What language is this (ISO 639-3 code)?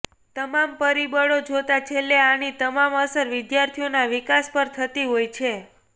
guj